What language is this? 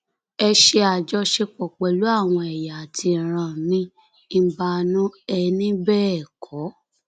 Yoruba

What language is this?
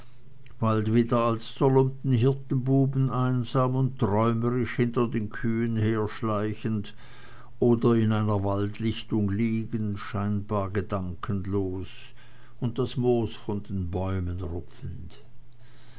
German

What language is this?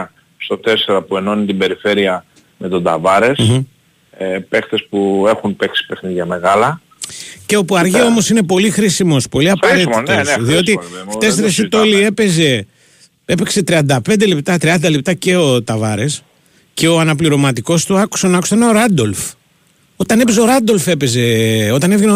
Greek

